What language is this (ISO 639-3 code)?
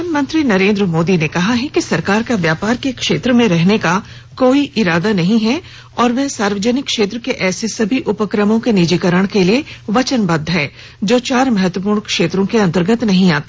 hin